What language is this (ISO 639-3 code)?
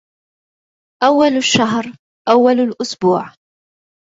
ara